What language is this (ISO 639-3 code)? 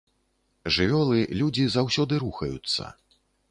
bel